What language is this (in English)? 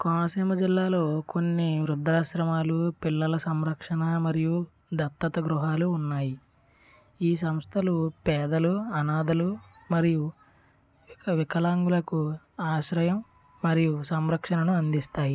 Telugu